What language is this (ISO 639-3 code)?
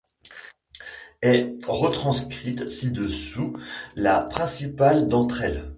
fra